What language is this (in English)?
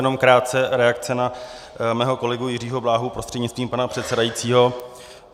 Czech